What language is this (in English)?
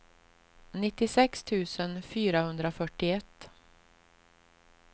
Swedish